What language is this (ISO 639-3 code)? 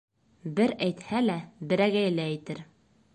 bak